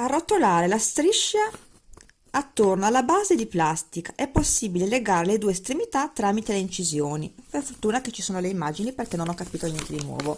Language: Italian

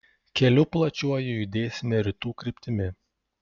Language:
Lithuanian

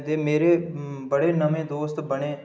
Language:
Dogri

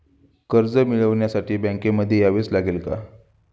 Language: Marathi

